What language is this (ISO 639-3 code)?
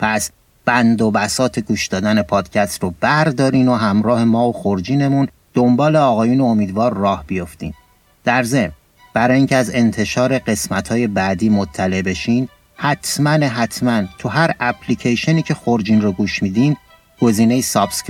fas